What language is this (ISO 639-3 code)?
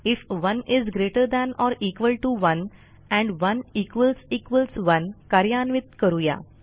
mar